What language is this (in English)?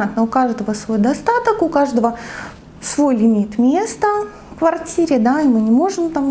Russian